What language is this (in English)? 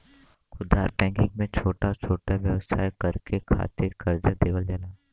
Bhojpuri